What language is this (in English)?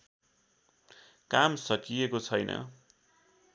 Nepali